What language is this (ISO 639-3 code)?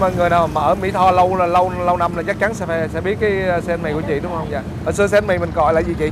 vie